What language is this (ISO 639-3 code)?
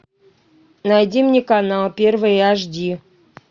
rus